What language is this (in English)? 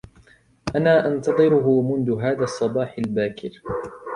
Arabic